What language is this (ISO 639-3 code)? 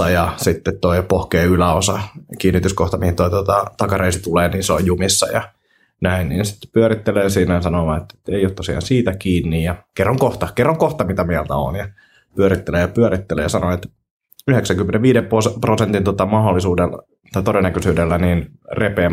fin